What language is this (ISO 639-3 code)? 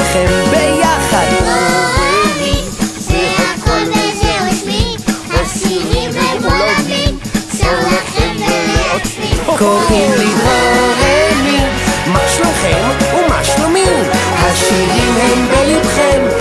heb